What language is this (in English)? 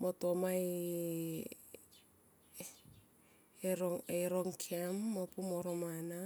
Tomoip